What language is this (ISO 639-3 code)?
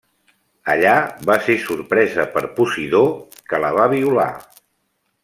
cat